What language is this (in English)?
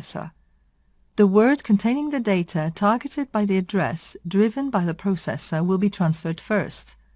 English